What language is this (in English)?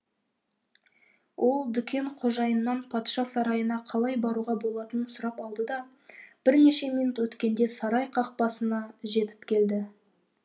Kazakh